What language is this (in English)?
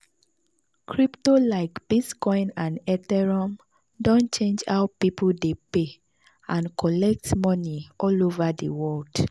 Nigerian Pidgin